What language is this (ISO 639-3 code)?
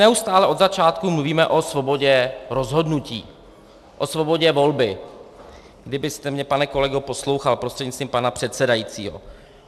ces